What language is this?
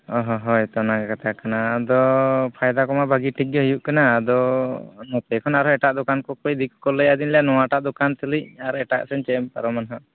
Santali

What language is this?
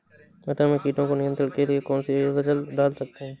Hindi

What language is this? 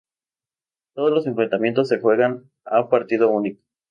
Spanish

